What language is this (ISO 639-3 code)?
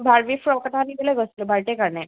asm